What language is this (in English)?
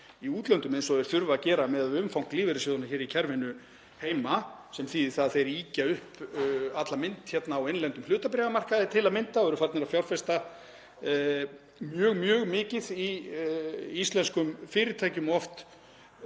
Icelandic